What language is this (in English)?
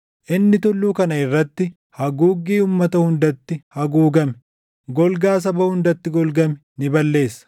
Oromo